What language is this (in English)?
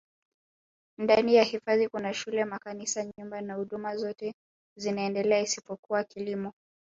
Swahili